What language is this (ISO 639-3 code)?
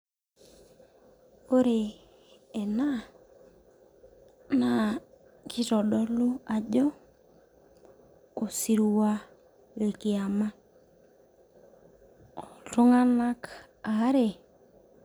mas